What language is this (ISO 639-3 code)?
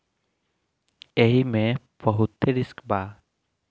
bho